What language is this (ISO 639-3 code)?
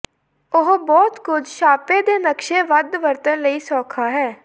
pan